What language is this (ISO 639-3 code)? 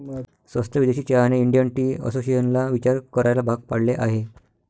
mar